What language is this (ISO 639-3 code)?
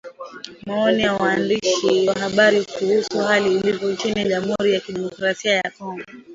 swa